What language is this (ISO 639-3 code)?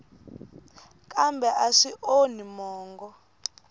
tso